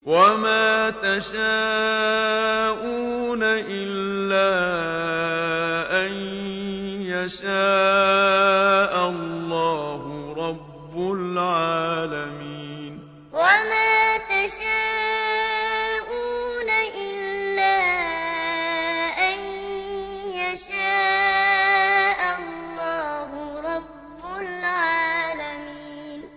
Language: Arabic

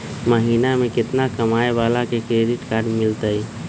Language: Magahi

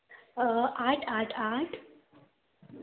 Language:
Konkani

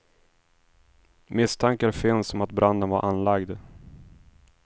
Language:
Swedish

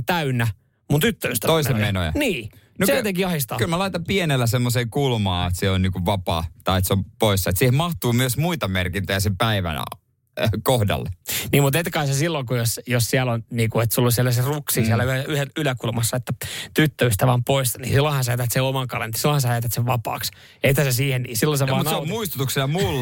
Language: Finnish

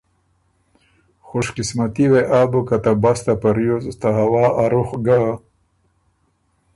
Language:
Ormuri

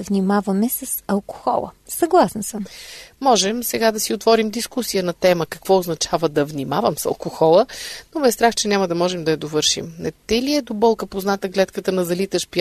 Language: Bulgarian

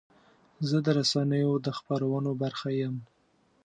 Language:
Pashto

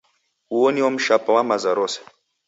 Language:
Taita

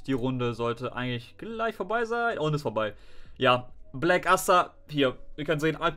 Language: German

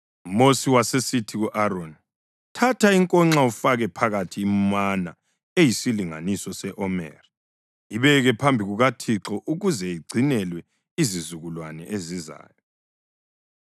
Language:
North Ndebele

